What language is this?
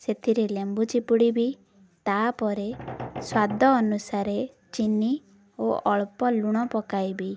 Odia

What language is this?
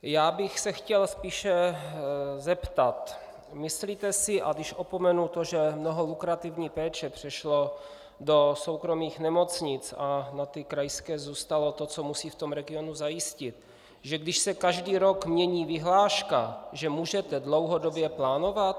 Czech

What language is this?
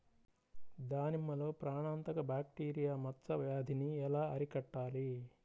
Telugu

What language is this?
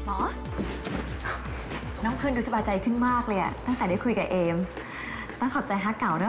Thai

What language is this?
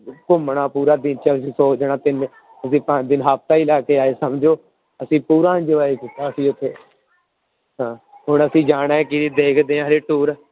Punjabi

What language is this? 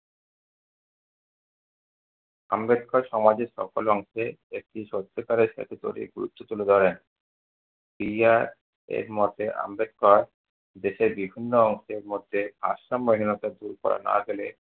Bangla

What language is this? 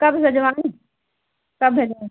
Hindi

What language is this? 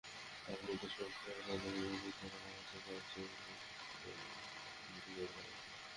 Bangla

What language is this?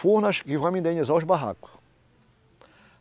Portuguese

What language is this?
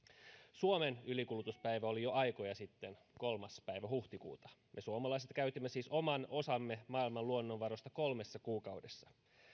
Finnish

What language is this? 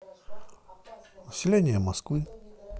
Russian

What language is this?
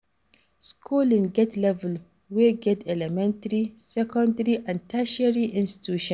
Nigerian Pidgin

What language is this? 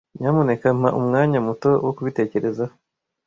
Kinyarwanda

